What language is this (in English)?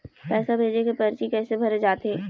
Chhattisgarhi